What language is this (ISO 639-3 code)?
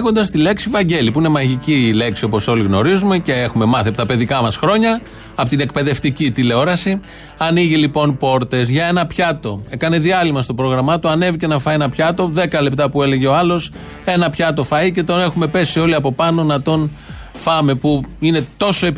ell